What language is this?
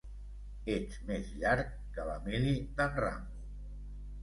Catalan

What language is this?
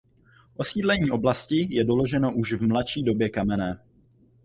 Czech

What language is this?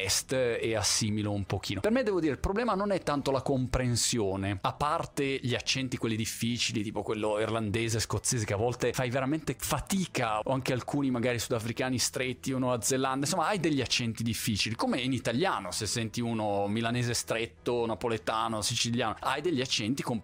Italian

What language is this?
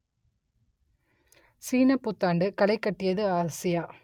Tamil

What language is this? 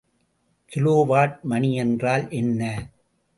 Tamil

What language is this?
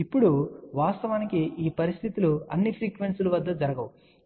Telugu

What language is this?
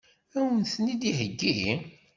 Kabyle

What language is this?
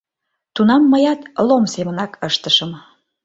Mari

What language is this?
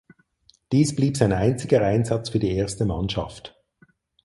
German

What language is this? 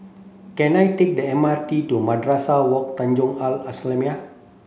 English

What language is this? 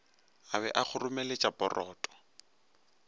Northern Sotho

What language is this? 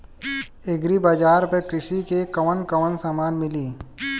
Bhojpuri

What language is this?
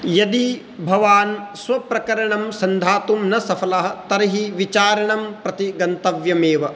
Sanskrit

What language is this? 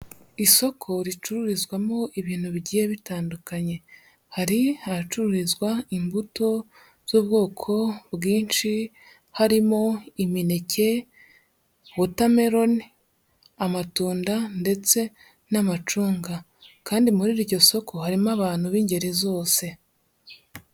Kinyarwanda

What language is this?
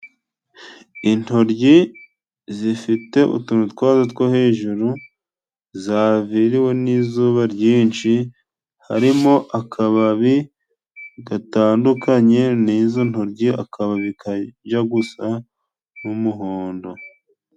Kinyarwanda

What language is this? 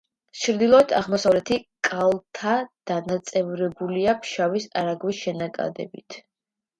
Georgian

